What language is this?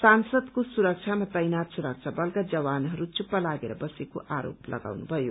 Nepali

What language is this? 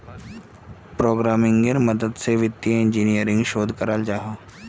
Magahi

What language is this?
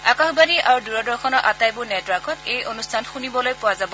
Assamese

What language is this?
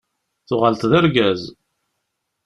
Kabyle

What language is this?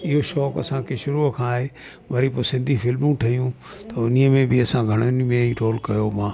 Sindhi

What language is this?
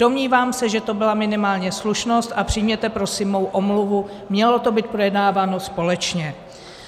Czech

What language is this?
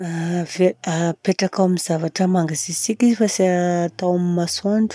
Southern Betsimisaraka Malagasy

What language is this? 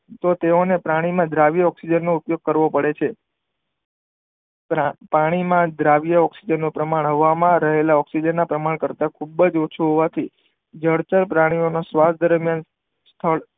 Gujarati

